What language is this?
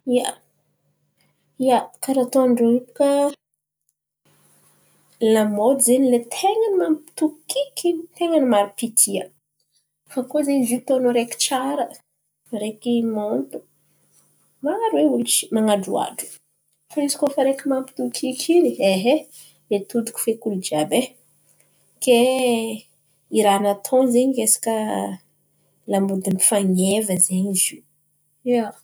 Antankarana Malagasy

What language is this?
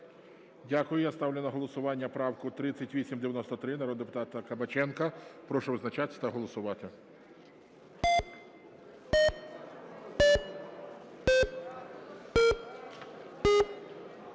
Ukrainian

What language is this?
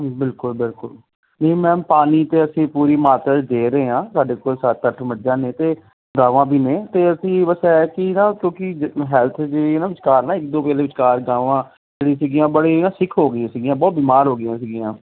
Punjabi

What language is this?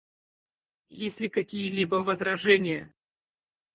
Russian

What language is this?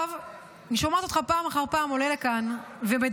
Hebrew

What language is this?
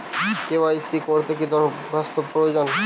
Bangla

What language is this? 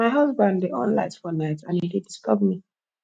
Nigerian Pidgin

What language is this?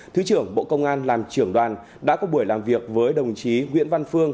Vietnamese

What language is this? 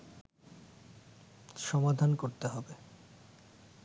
Bangla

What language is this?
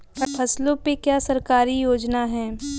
Hindi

